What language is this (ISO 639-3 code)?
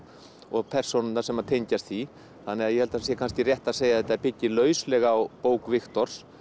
isl